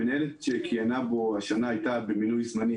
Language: Hebrew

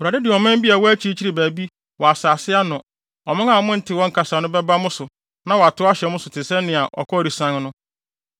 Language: Akan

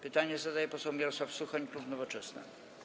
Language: Polish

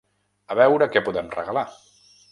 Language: Catalan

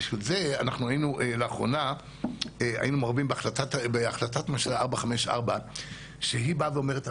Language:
Hebrew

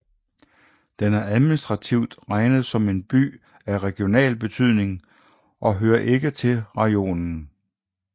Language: Danish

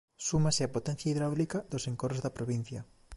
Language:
Galician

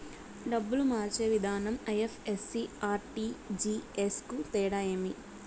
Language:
Telugu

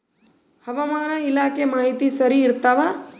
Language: Kannada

